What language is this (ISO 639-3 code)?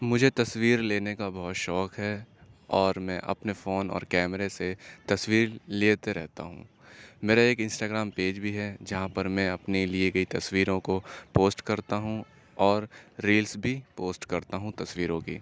urd